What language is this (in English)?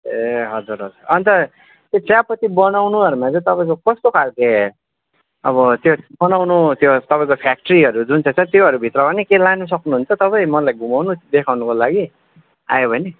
Nepali